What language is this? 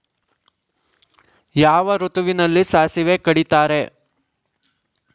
Kannada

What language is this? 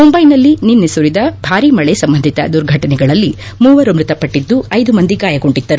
Kannada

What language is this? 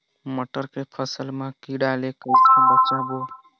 Chhattisgarhi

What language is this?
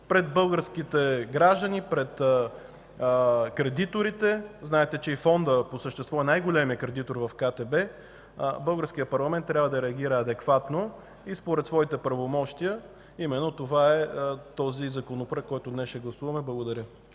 Bulgarian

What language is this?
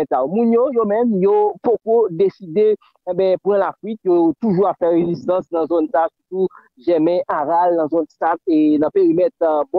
French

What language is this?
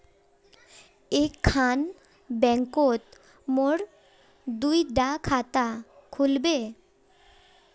Magahi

